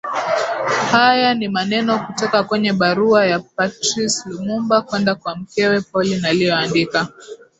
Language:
Swahili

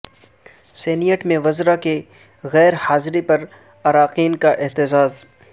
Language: Urdu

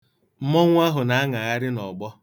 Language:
Igbo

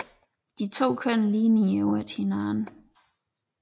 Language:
Danish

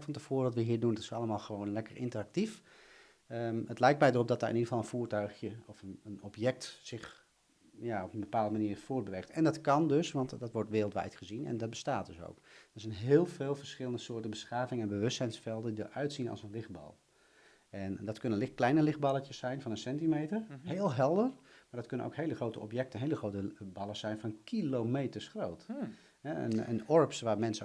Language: Dutch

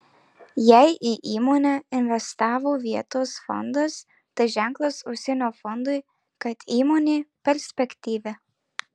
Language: Lithuanian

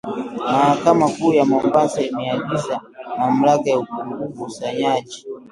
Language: Swahili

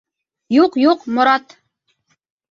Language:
Bashkir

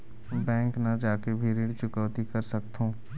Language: Chhattisgarhi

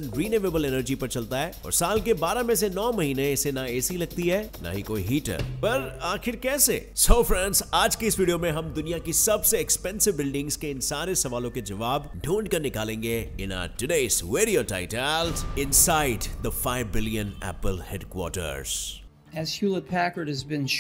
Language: Hindi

